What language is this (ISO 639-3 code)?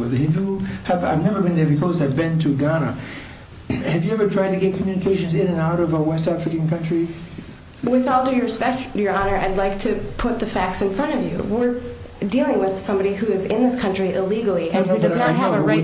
eng